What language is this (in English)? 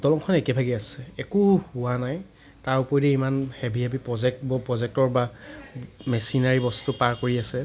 Assamese